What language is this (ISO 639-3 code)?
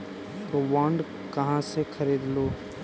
mag